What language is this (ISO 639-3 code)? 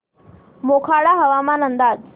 mar